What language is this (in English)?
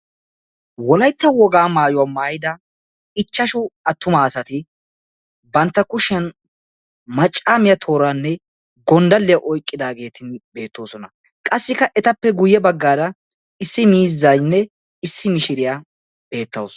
Wolaytta